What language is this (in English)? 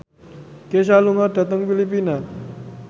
Javanese